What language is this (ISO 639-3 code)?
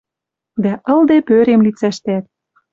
mrj